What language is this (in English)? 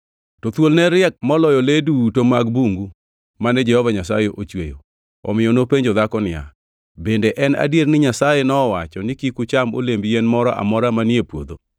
Luo (Kenya and Tanzania)